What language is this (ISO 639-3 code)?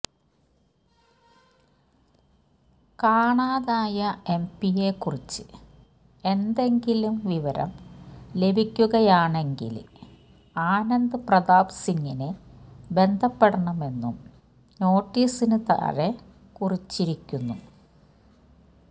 mal